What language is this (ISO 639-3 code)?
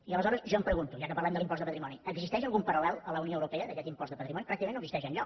cat